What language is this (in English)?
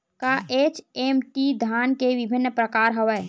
Chhattisgarhi